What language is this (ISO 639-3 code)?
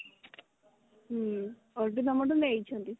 ori